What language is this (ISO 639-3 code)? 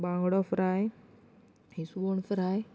kok